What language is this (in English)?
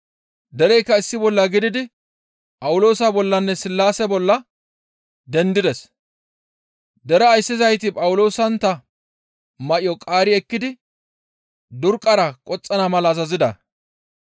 Gamo